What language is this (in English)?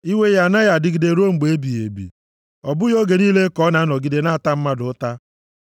Igbo